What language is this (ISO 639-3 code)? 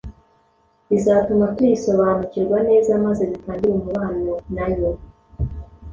kin